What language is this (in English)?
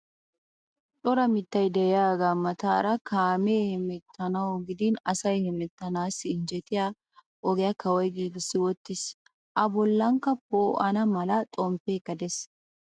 Wolaytta